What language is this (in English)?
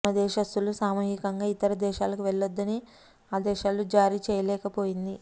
Telugu